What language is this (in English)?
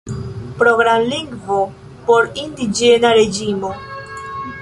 Esperanto